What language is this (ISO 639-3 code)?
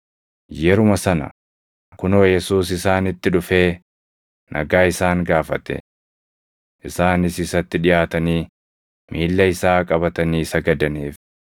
orm